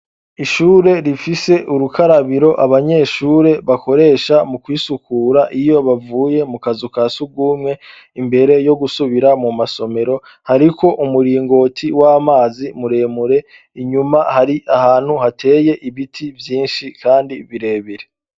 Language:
Rundi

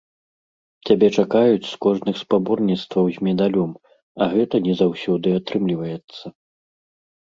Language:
Belarusian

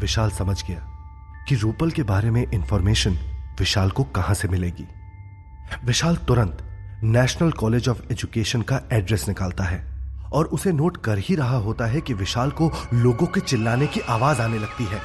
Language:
Hindi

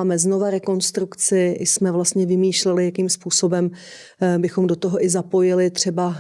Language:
Czech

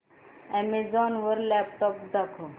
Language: Marathi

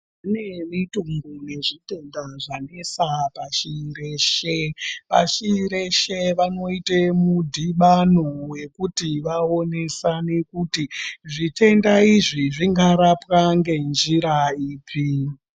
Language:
Ndau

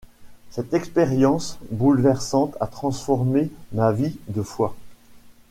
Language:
French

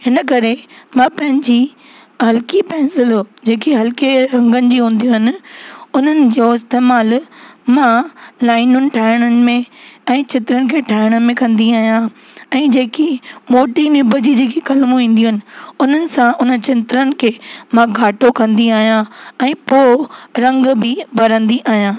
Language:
Sindhi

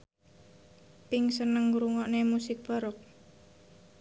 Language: Javanese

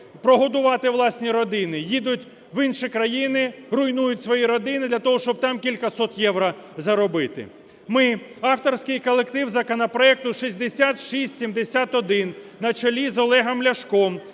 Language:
Ukrainian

